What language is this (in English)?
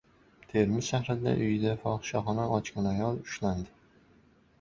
Uzbek